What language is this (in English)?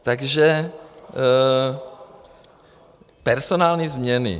Czech